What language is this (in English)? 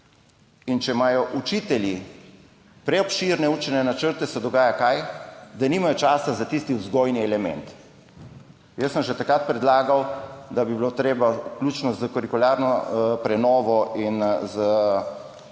Slovenian